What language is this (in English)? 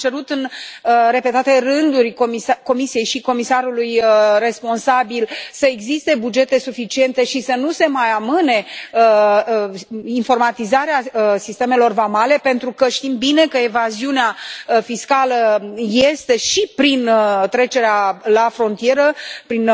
Romanian